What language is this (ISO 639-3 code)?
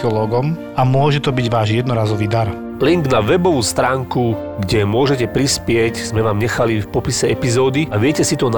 slk